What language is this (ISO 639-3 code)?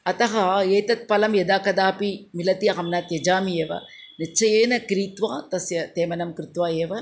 san